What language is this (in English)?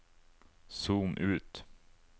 Norwegian